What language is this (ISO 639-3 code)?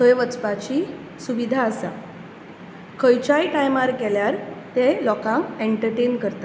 kok